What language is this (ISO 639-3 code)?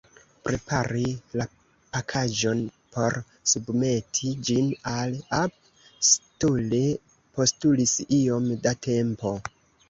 epo